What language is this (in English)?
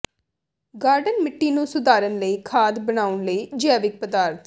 Punjabi